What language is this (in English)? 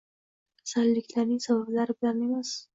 Uzbek